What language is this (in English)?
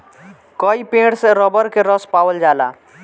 Bhojpuri